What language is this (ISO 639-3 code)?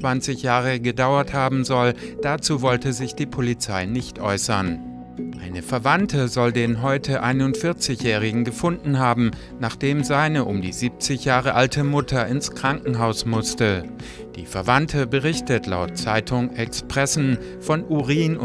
deu